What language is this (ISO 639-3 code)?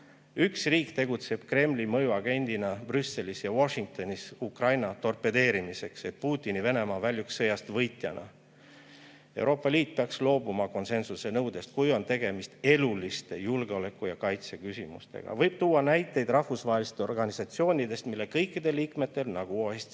est